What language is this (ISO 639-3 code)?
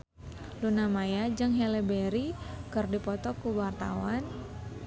sun